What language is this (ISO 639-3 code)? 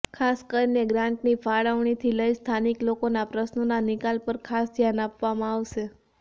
guj